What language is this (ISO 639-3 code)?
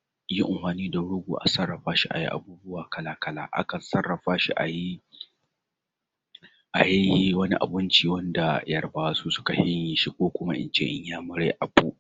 hau